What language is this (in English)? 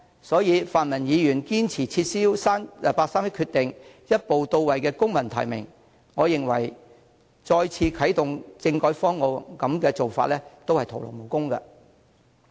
Cantonese